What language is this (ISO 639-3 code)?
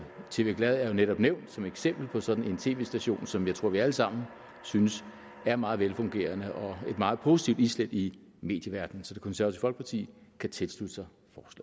dan